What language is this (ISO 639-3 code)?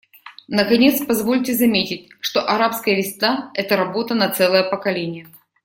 rus